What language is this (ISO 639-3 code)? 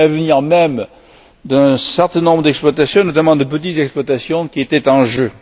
fra